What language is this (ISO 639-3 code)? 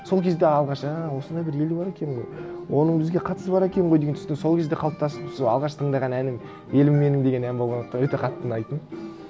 kaz